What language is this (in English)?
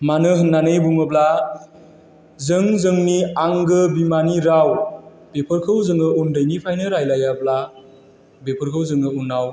Bodo